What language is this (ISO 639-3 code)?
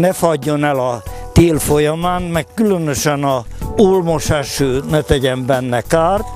hun